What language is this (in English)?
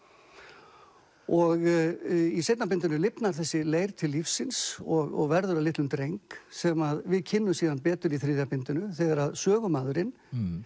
Icelandic